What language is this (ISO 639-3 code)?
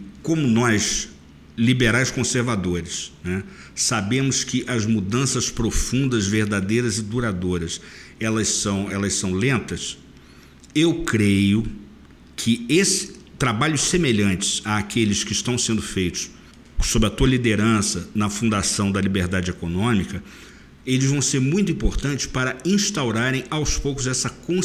por